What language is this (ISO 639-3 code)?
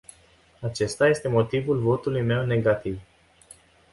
ron